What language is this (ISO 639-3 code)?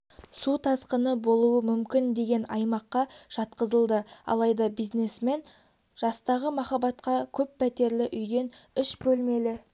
kaz